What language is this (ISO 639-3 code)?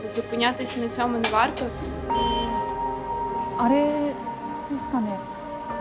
jpn